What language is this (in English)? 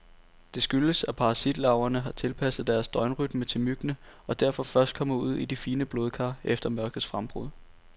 Danish